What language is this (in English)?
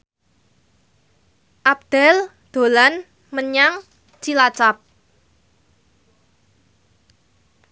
Javanese